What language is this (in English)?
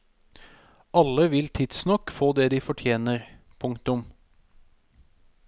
Norwegian